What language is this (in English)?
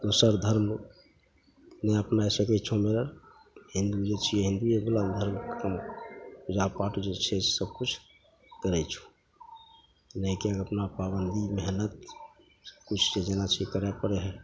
Maithili